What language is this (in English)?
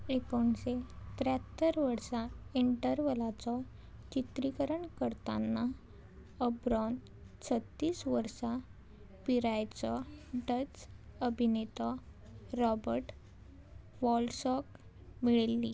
Konkani